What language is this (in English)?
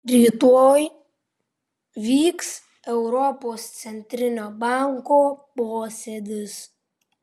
Lithuanian